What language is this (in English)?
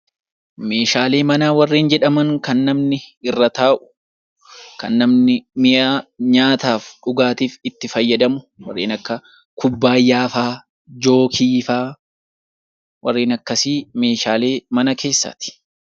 Oromo